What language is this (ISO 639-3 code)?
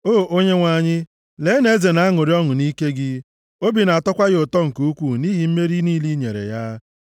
ibo